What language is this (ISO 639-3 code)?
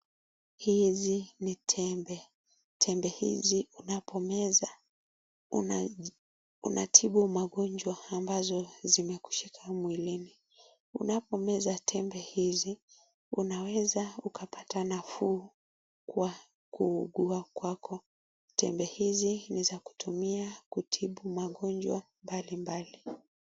swa